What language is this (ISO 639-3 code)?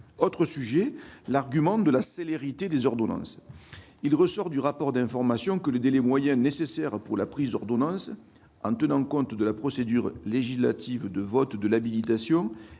fra